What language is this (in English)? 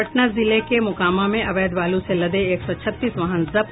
Hindi